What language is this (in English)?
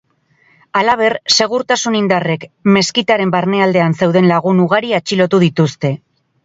Basque